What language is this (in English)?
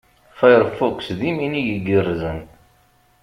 Kabyle